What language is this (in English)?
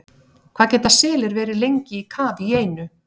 Icelandic